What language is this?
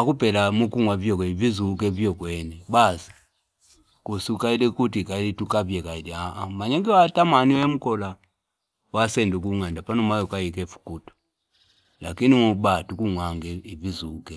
Fipa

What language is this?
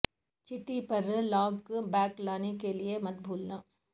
Urdu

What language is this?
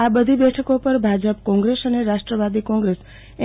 Gujarati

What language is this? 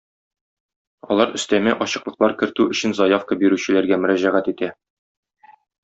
Tatar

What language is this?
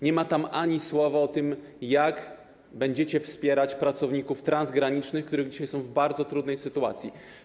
Polish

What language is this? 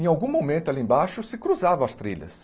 Portuguese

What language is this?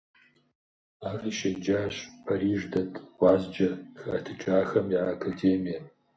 Kabardian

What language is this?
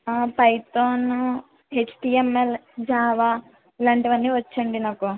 Telugu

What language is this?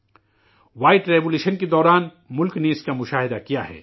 Urdu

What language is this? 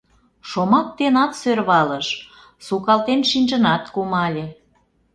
Mari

